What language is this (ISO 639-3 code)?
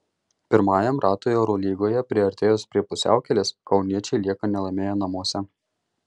lit